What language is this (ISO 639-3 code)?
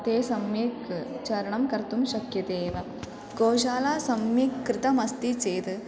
san